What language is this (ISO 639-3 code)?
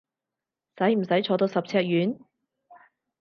yue